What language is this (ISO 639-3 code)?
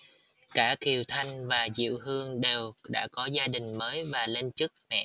vie